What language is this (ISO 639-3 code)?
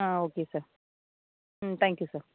tam